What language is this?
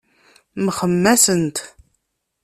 Kabyle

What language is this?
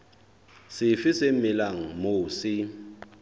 Southern Sotho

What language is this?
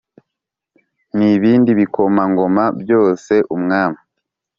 Kinyarwanda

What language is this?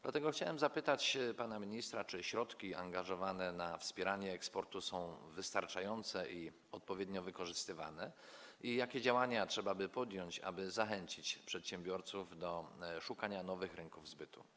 Polish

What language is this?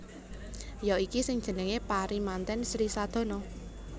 Javanese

